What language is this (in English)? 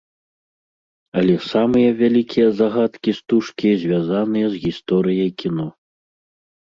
Belarusian